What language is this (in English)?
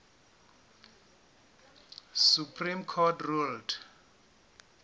Southern Sotho